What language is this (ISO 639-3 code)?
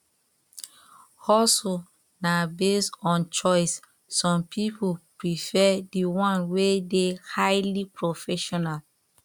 pcm